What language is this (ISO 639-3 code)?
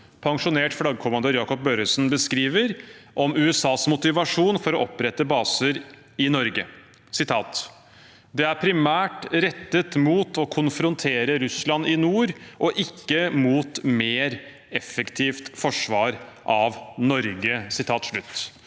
nor